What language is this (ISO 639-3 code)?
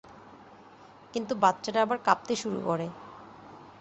ben